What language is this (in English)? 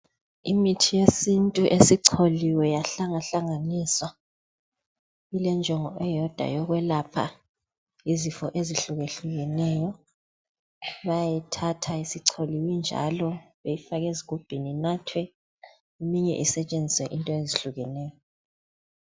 North Ndebele